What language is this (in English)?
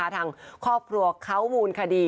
Thai